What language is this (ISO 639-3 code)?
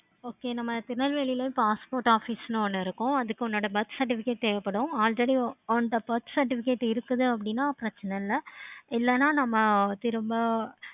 tam